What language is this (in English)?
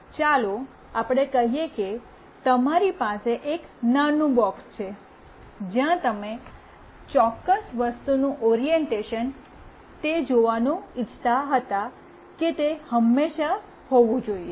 Gujarati